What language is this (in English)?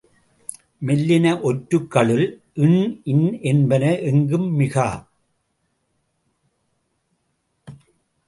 Tamil